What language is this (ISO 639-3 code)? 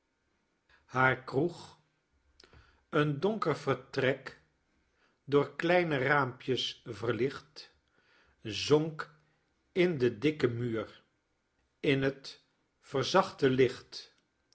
nld